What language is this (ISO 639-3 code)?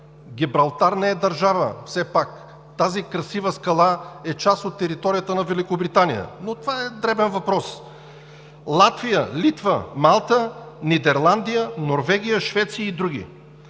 bul